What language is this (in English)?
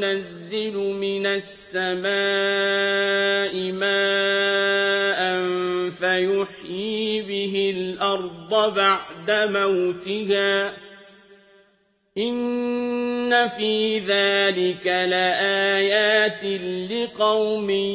Arabic